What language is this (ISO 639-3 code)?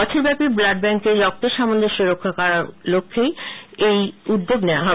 ben